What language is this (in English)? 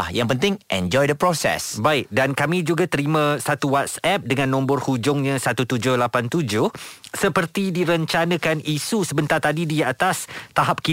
Malay